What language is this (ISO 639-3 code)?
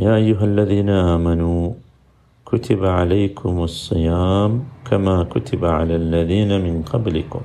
mal